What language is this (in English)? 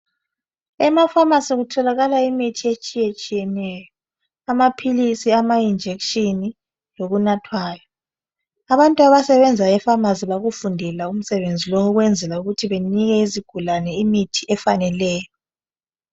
North Ndebele